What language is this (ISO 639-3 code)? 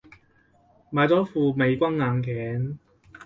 yue